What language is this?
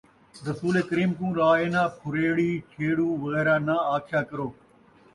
Saraiki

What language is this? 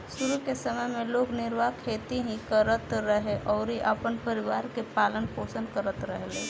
Bhojpuri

